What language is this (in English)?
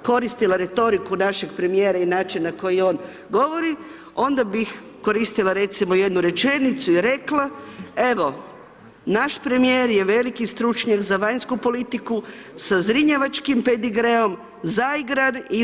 Croatian